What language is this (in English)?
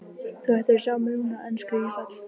Icelandic